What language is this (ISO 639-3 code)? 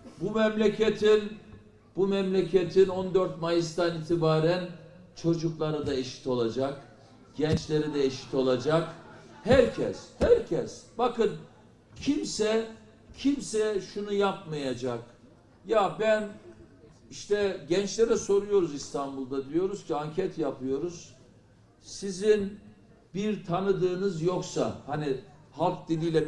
tur